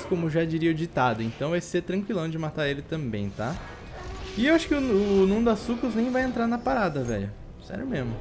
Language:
Portuguese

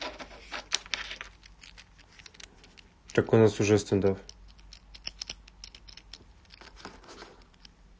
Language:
Russian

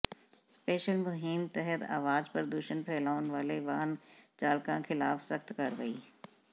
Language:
Punjabi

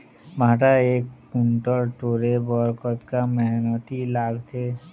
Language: Chhattisgarhi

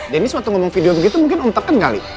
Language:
Indonesian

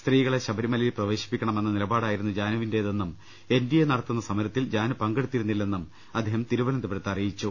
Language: Malayalam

